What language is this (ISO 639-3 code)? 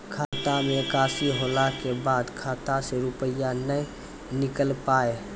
mai